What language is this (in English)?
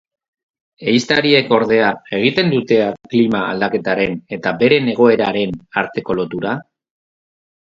Basque